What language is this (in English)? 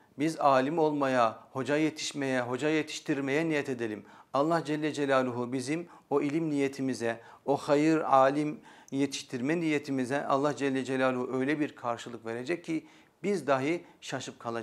Turkish